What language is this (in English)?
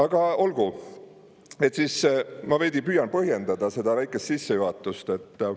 Estonian